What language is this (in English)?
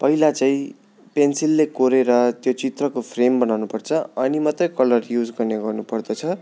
Nepali